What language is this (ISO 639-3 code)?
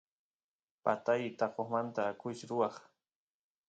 qus